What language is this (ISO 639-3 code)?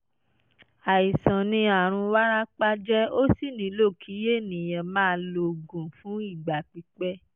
yor